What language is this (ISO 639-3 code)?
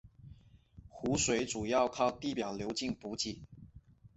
zho